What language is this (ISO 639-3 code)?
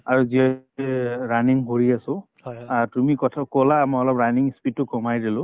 asm